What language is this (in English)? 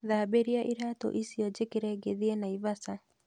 Kikuyu